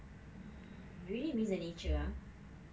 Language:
English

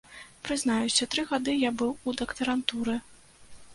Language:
Belarusian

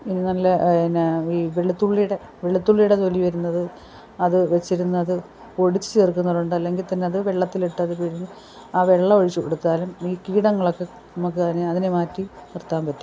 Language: Malayalam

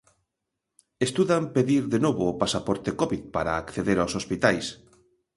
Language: Galician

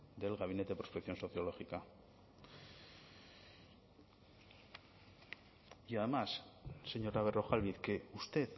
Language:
Spanish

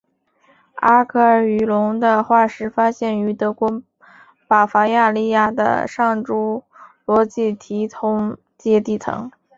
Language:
Chinese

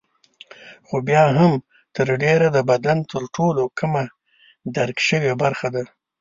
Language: Pashto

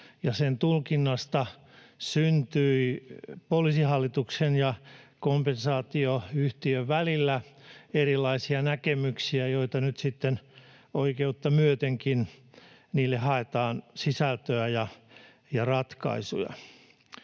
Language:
Finnish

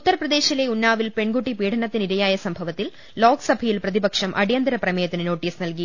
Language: Malayalam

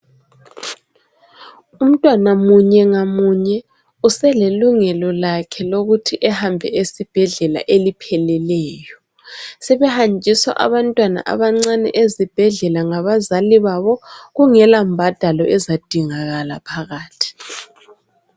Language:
North Ndebele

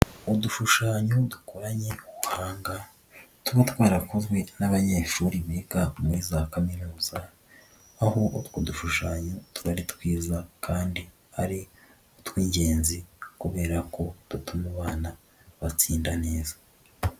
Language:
Kinyarwanda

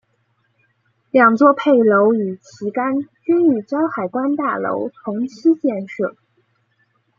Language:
Chinese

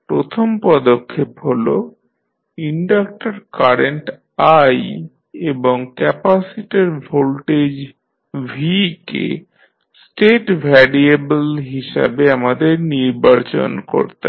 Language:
Bangla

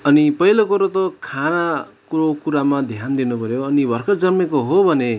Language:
Nepali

